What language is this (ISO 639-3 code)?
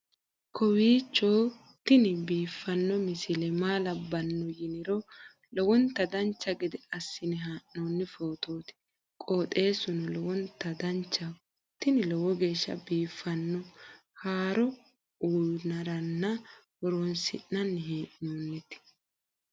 sid